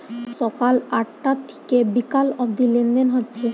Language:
Bangla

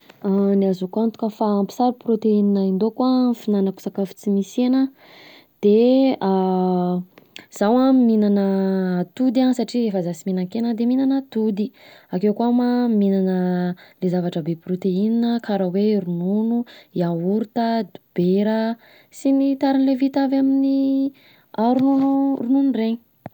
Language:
Southern Betsimisaraka Malagasy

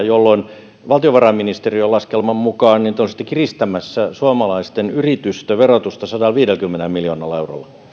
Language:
Finnish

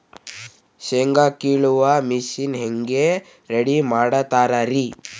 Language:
Kannada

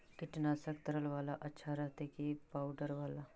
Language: Magahi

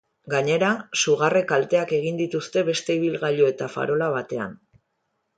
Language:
Basque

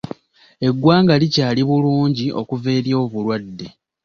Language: Ganda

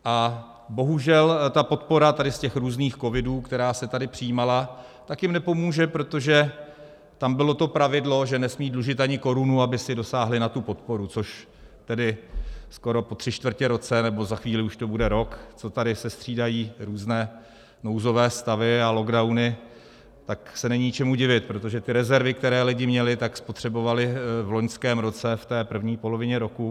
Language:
Czech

